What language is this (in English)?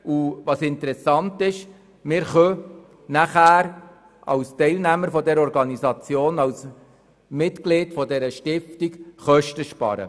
Swiss German